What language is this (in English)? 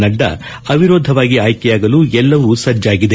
Kannada